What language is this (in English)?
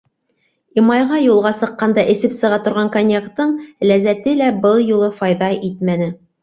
Bashkir